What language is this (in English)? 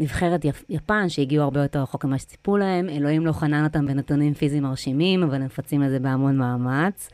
Hebrew